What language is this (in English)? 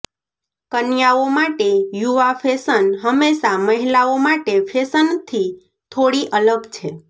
Gujarati